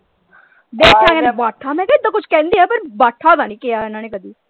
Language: Punjabi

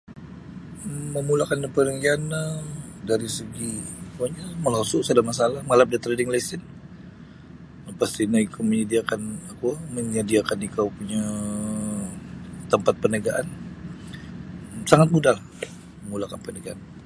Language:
Sabah Bisaya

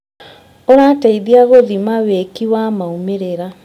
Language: Kikuyu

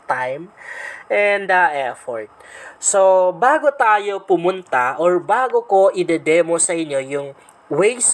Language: Filipino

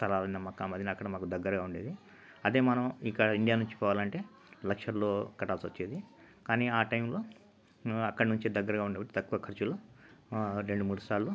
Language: Telugu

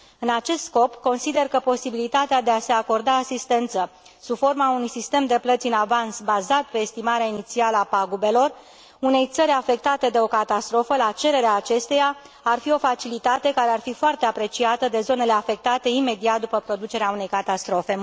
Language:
Romanian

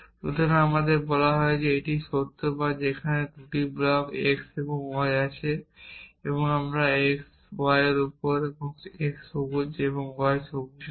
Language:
Bangla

